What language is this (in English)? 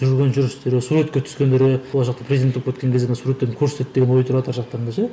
Kazakh